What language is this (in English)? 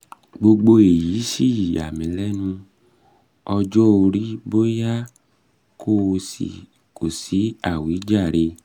Yoruba